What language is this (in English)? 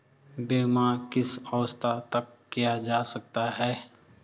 Hindi